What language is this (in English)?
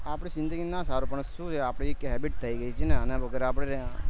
Gujarati